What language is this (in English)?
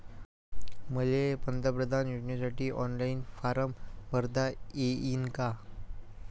Marathi